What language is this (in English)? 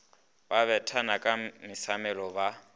Northern Sotho